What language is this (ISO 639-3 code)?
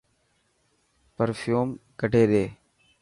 mki